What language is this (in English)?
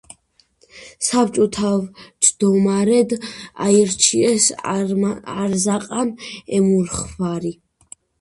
Georgian